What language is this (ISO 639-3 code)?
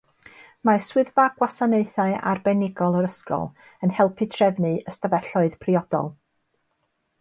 cym